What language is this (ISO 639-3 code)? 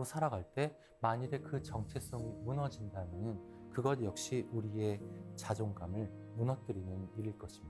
kor